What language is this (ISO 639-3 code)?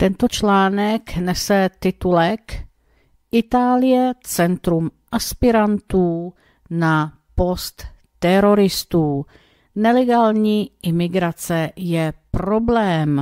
ces